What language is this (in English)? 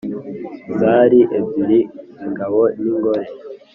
Kinyarwanda